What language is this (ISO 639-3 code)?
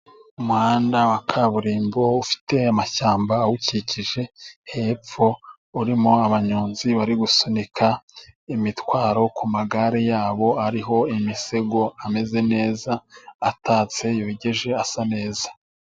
kin